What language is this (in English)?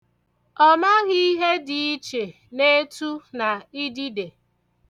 Igbo